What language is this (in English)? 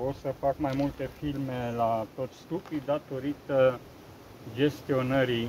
Romanian